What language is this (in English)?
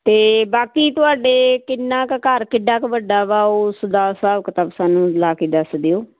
Punjabi